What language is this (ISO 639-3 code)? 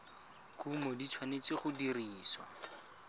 tsn